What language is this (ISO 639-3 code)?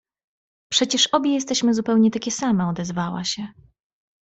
pol